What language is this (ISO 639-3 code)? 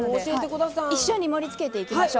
jpn